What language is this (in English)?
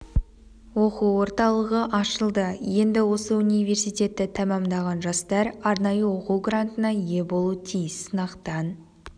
Kazakh